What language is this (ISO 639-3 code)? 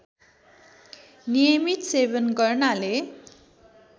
nep